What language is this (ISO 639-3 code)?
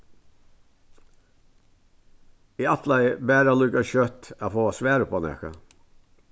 fao